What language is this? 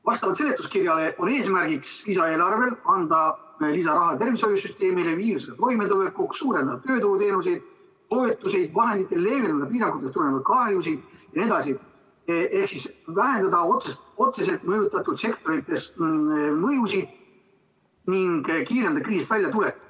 Estonian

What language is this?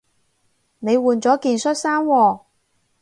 Cantonese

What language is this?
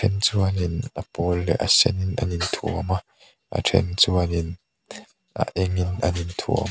Mizo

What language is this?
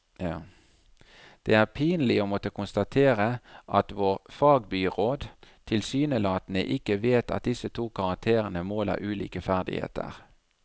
Norwegian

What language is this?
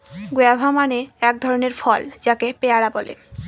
Bangla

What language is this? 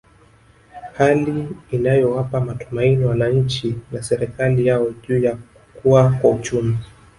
Swahili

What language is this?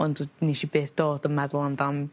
Welsh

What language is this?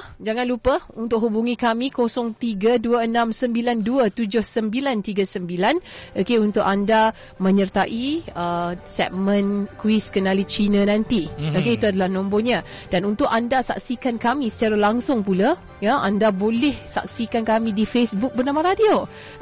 Malay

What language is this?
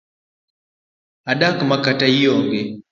Luo (Kenya and Tanzania)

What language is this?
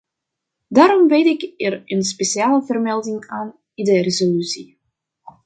Dutch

